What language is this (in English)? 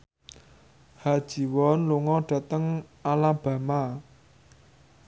Javanese